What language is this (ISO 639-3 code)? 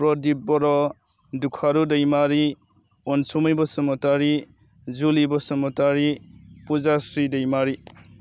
brx